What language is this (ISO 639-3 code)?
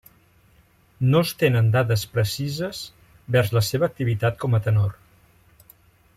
cat